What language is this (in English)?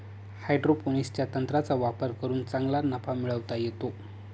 Marathi